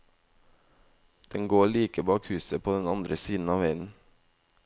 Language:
Norwegian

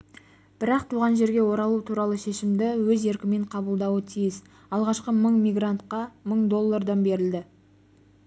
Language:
Kazakh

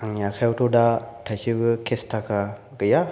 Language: Bodo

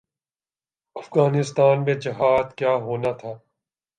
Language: Urdu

